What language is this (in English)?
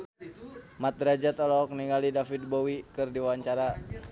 Sundanese